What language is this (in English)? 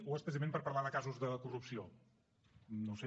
Catalan